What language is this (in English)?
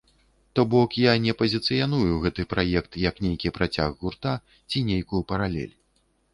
Belarusian